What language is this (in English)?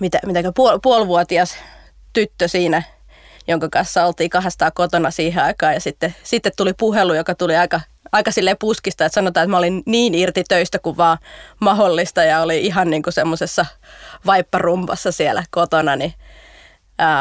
Finnish